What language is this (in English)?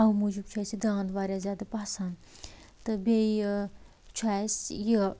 Kashmiri